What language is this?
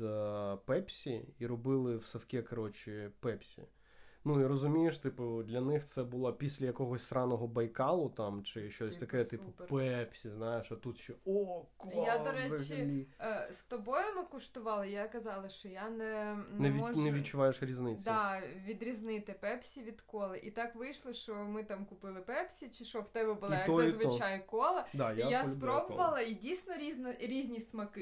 Ukrainian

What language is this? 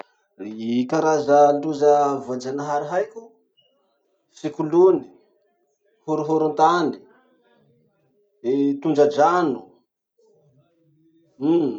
Masikoro Malagasy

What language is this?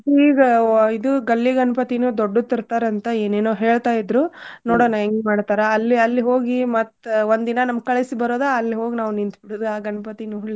Kannada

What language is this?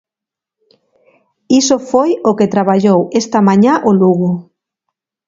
Galician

